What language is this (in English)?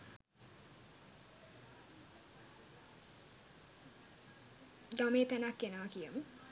Sinhala